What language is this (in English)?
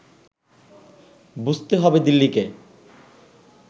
Bangla